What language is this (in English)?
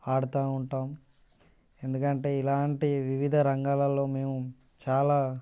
Telugu